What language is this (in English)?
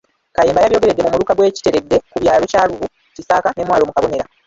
Ganda